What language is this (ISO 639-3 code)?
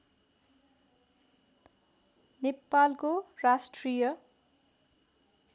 nep